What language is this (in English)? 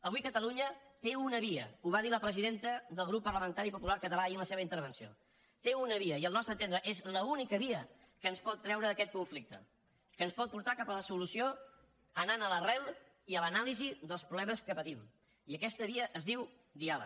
Catalan